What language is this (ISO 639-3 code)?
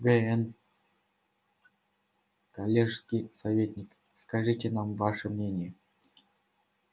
rus